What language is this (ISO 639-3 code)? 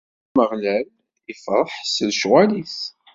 kab